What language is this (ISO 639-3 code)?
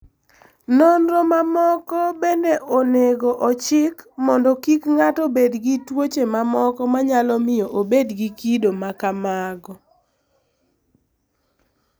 luo